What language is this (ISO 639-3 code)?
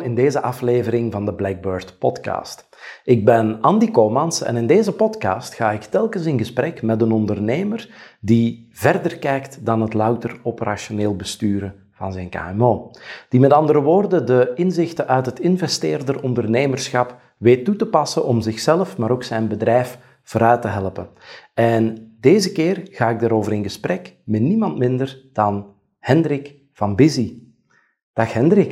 nld